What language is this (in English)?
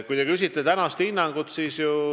Estonian